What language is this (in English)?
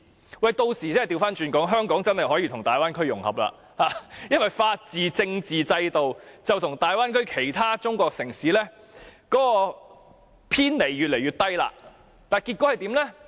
Cantonese